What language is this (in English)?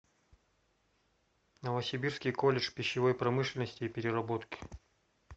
Russian